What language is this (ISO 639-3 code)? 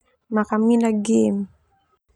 twu